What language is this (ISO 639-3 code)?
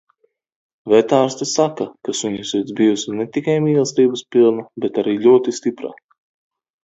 lav